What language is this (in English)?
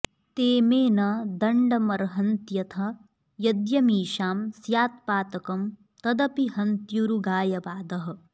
Sanskrit